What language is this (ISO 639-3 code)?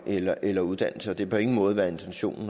dan